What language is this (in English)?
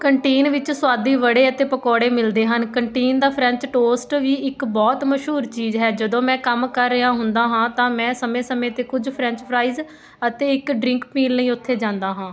Punjabi